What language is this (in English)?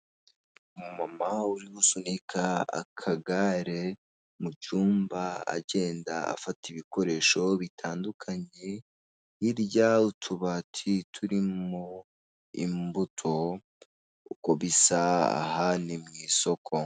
Kinyarwanda